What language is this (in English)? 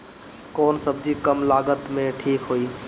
Bhojpuri